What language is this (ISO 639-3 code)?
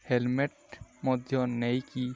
ori